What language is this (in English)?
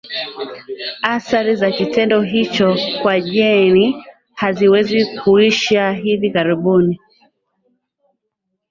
Swahili